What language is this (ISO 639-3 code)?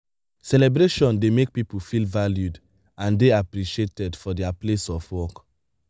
pcm